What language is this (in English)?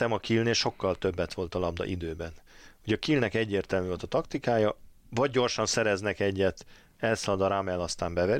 Hungarian